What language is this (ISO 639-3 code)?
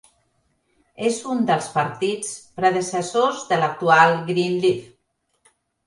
cat